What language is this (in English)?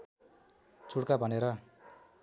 Nepali